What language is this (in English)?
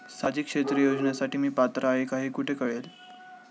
Marathi